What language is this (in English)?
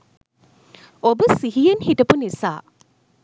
Sinhala